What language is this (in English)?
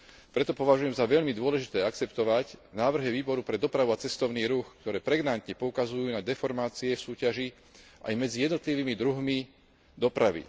Slovak